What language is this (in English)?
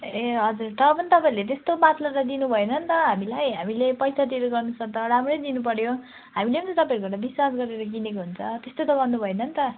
Nepali